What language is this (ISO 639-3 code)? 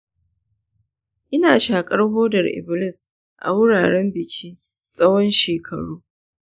hau